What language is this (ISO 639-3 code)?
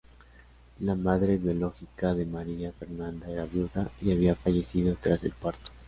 spa